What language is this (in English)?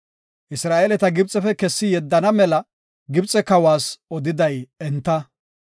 Gofa